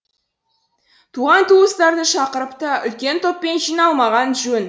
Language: Kazakh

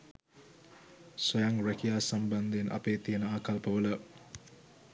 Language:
Sinhala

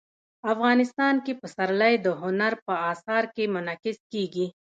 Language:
Pashto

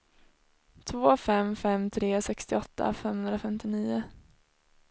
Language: Swedish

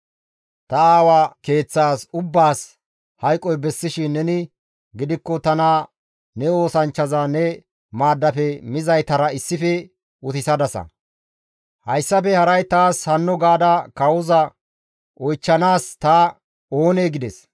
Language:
Gamo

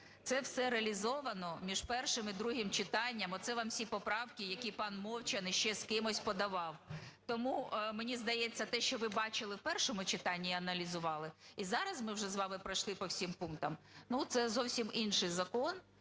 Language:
Ukrainian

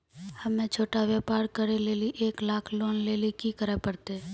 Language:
Maithili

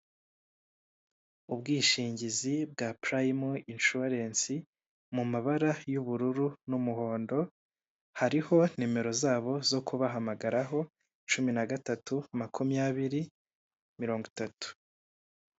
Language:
Kinyarwanda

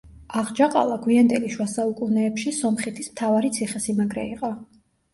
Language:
Georgian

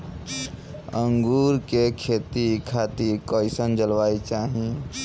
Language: Bhojpuri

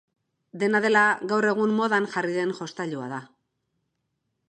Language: Basque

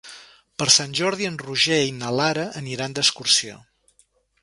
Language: Catalan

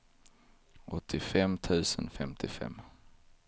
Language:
Swedish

